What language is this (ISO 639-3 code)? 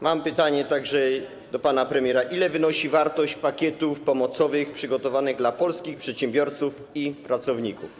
pol